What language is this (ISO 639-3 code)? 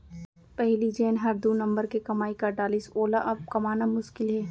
hne